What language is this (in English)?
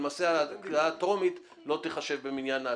Hebrew